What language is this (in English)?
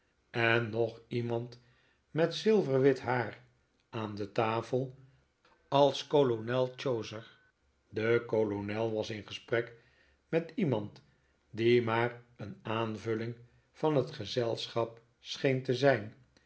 Dutch